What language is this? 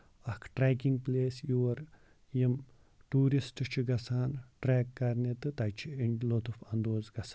Kashmiri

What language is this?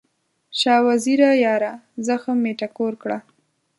Pashto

